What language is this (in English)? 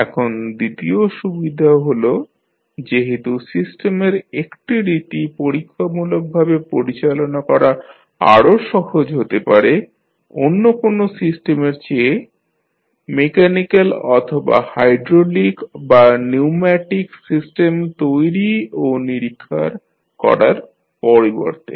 Bangla